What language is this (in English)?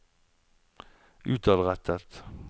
Norwegian